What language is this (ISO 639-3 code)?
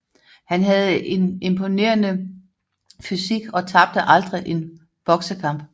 dan